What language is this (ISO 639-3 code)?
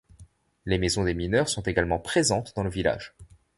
fra